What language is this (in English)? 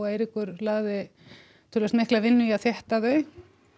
Icelandic